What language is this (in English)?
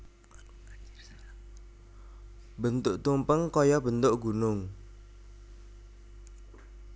Javanese